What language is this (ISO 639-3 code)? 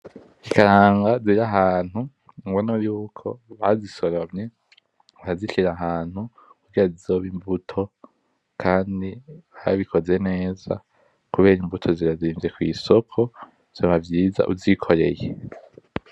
run